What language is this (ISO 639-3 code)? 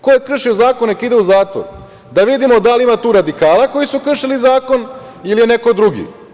srp